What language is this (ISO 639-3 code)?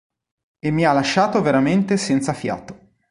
ita